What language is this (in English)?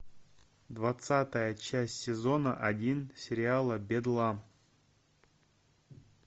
Russian